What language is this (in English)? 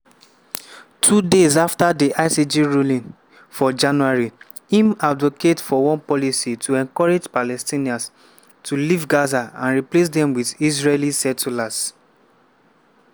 Nigerian Pidgin